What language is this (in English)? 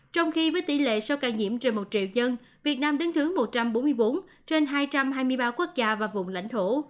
Vietnamese